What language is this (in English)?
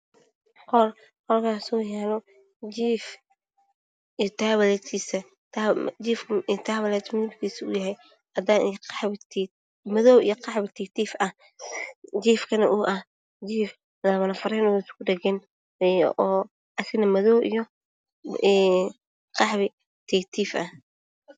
Somali